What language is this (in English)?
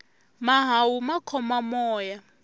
Tsonga